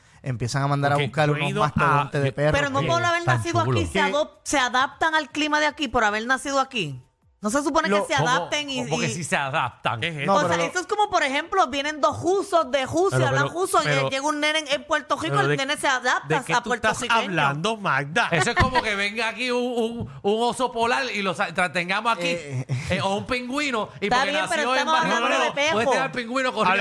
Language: Spanish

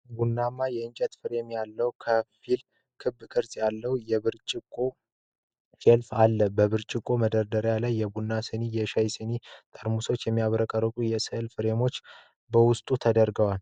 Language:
Amharic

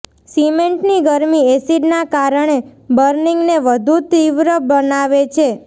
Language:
Gujarati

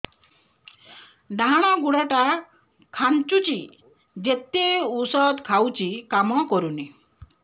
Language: Odia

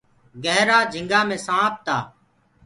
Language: Gurgula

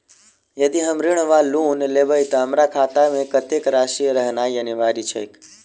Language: Maithili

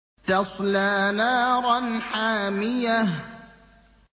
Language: Arabic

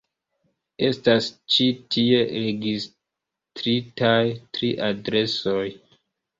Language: Esperanto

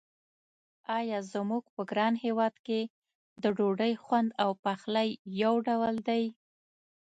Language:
Pashto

